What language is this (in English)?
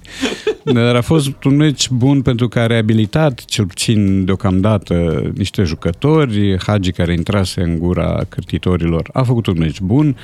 Romanian